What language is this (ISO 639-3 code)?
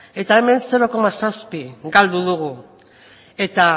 eus